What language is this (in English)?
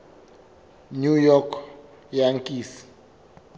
Southern Sotho